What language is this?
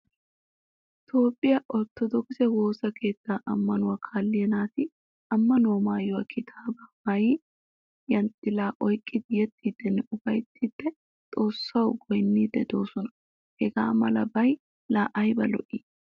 Wolaytta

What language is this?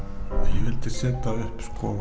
Icelandic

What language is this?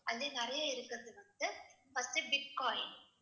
Tamil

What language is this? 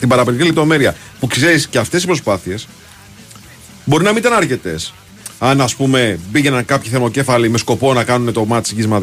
Greek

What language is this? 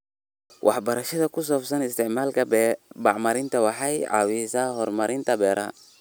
Somali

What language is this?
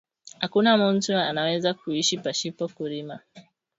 Swahili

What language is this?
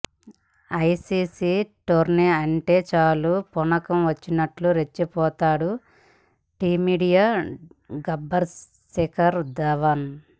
Telugu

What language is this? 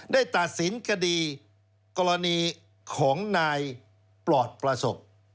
Thai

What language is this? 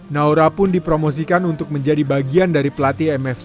Indonesian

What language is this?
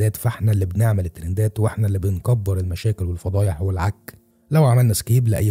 Arabic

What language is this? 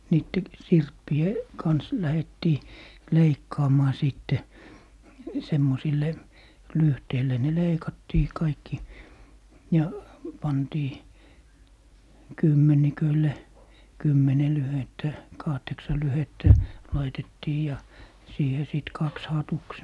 Finnish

